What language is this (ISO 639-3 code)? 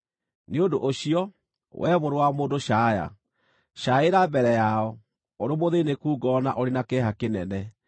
kik